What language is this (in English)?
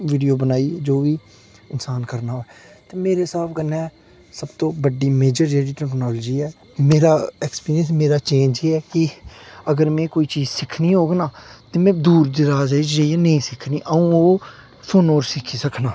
Dogri